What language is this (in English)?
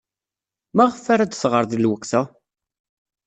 Kabyle